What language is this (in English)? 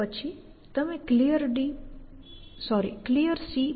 Gujarati